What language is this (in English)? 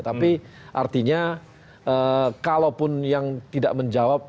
Indonesian